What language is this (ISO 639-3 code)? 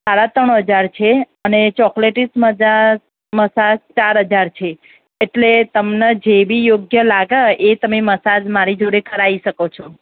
guj